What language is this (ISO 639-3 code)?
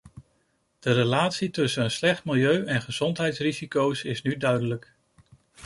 nld